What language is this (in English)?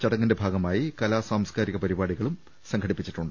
Malayalam